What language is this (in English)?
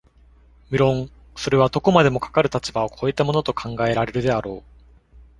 Japanese